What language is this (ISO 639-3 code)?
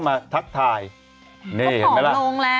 tha